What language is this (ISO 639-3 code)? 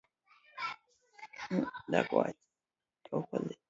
luo